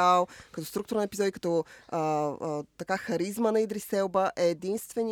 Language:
Bulgarian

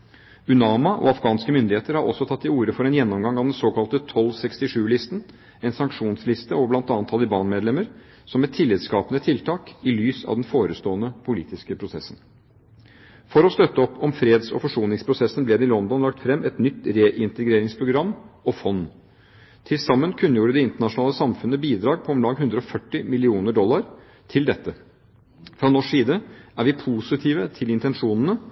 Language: Norwegian Bokmål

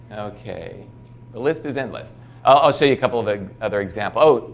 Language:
English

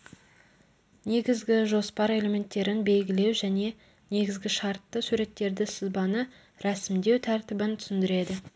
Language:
Kazakh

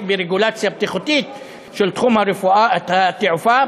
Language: Hebrew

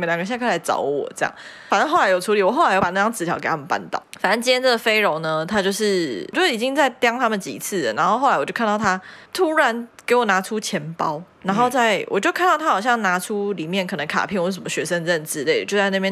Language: Chinese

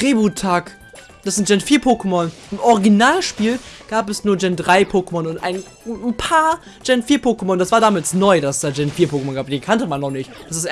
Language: German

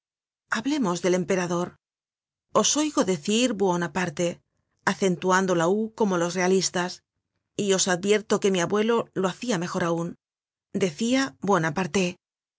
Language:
Spanish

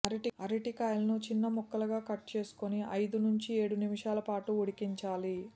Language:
Telugu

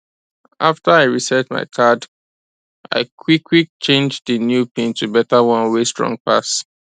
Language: Nigerian Pidgin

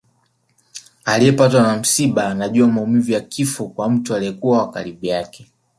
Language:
Swahili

